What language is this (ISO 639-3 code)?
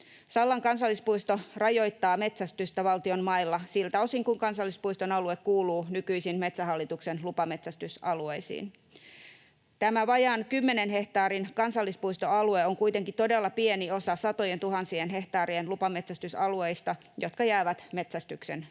fin